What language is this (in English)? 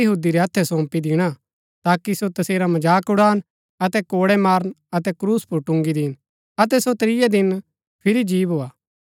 Gaddi